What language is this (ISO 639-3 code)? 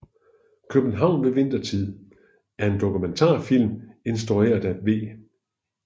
dan